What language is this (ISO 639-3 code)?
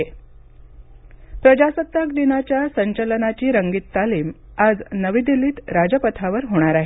mar